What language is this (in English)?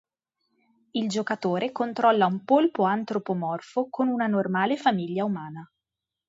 Italian